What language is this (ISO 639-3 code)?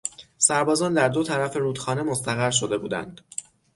fas